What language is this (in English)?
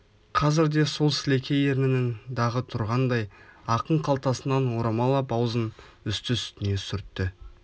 Kazakh